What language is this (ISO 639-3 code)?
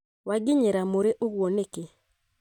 kik